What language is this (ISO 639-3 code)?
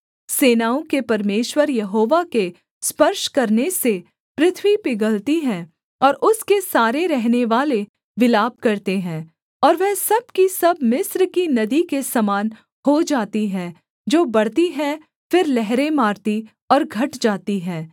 hin